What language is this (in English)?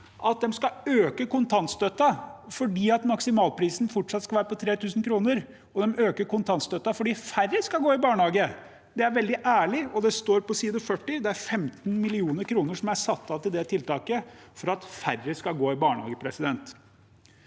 Norwegian